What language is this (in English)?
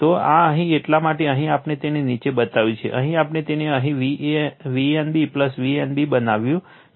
Gujarati